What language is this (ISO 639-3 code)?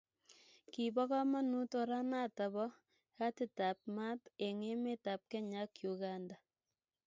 kln